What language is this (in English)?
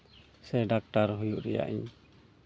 Santali